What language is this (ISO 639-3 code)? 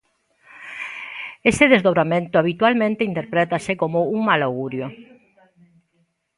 glg